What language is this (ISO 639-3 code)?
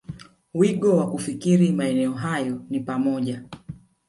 swa